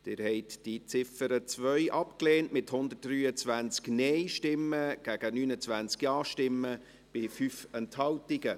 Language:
Swiss German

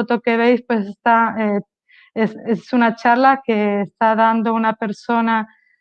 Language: Spanish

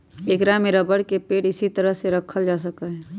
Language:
Magahi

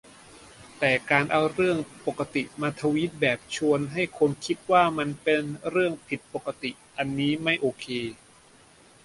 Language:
Thai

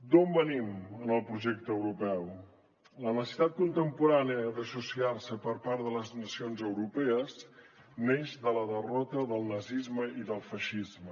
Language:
Catalan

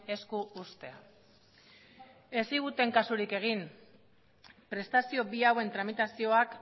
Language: Basque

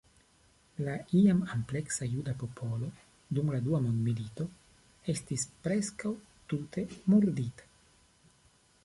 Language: Esperanto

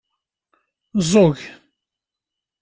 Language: Kabyle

